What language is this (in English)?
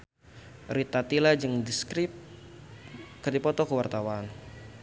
Sundanese